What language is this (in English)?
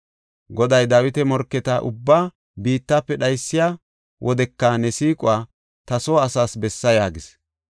Gofa